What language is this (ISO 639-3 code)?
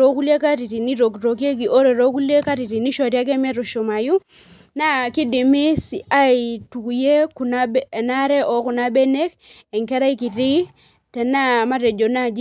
mas